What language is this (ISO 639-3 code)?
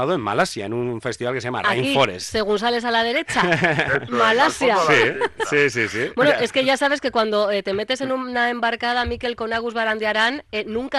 spa